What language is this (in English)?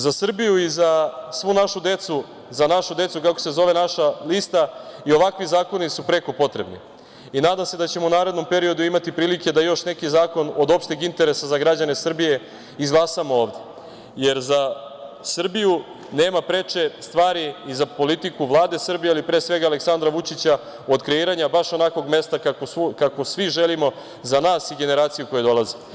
Serbian